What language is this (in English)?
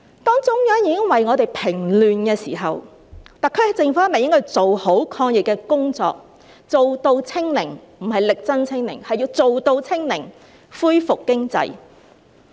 Cantonese